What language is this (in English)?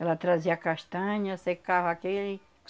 Portuguese